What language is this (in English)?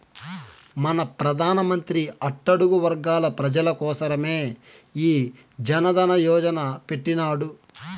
Telugu